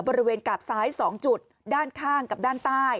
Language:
Thai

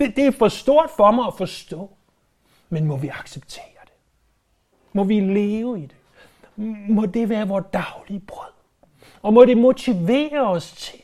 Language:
Danish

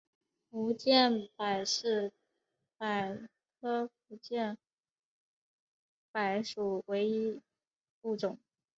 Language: Chinese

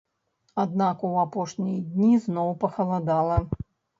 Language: Belarusian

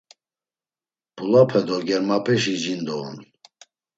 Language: Laz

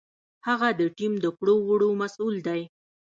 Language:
Pashto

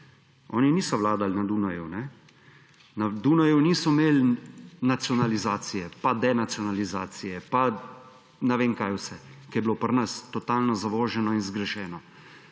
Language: Slovenian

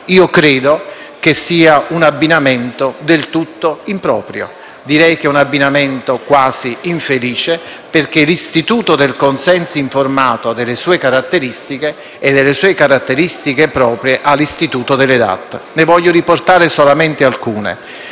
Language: Italian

